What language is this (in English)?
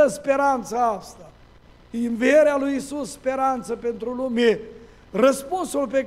Romanian